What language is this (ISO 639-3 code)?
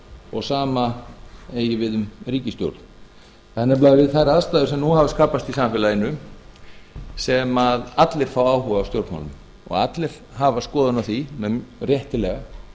isl